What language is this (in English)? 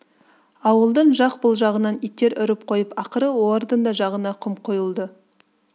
Kazakh